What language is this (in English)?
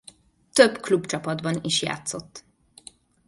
Hungarian